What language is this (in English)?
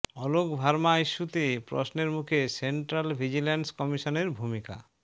Bangla